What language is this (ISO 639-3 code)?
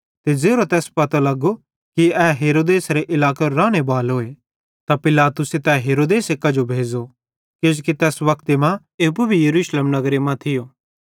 bhd